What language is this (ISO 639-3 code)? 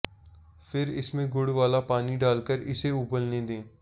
hin